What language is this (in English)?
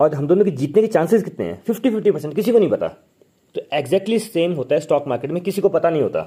Hindi